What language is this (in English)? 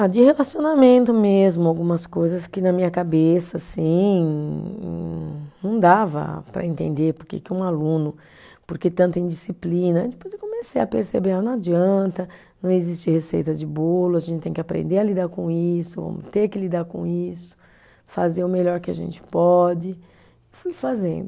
Portuguese